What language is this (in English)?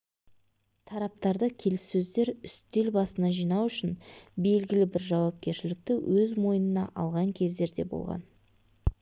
Kazakh